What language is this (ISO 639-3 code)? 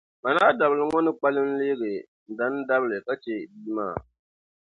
dag